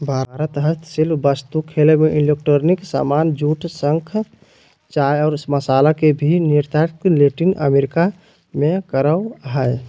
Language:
Magahi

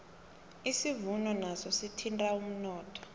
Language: South Ndebele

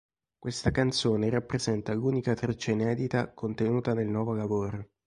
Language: Italian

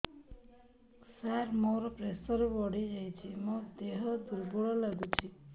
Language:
Odia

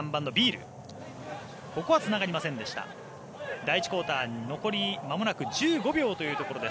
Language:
Japanese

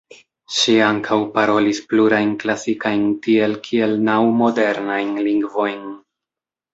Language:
Esperanto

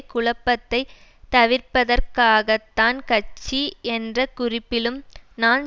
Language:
Tamil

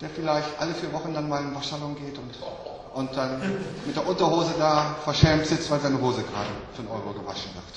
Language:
German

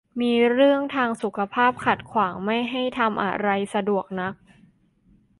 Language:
Thai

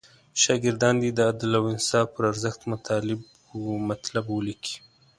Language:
Pashto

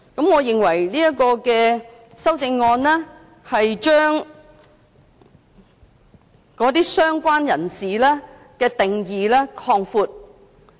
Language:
Cantonese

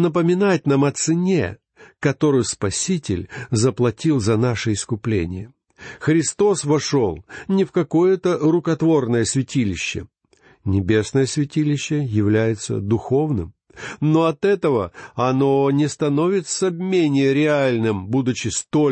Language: Russian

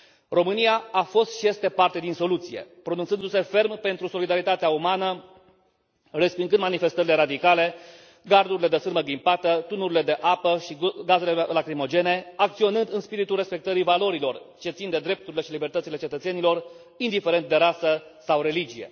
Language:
Romanian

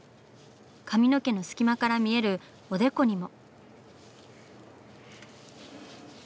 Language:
Japanese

